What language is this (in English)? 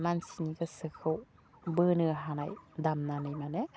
Bodo